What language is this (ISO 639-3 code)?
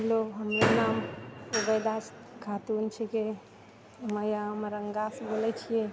mai